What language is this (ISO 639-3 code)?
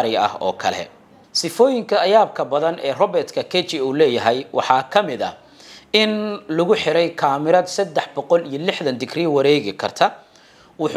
ara